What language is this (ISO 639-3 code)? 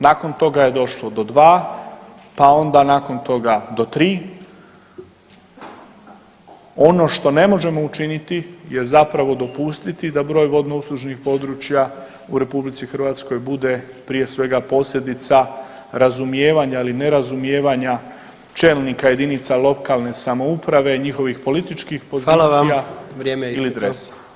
hrv